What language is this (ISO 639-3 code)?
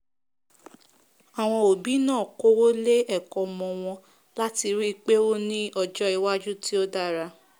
yor